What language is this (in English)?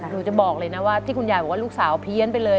Thai